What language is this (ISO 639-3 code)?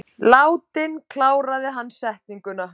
isl